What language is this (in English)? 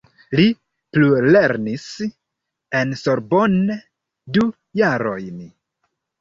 Esperanto